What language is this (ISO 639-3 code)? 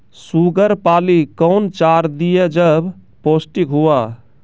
mai